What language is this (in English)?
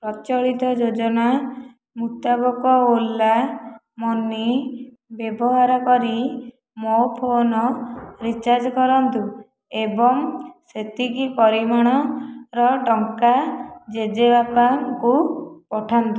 Odia